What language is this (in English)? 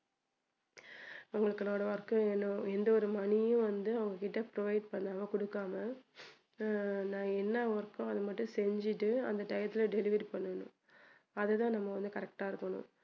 Tamil